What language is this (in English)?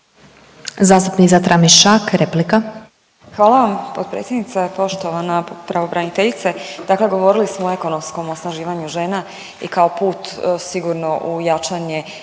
Croatian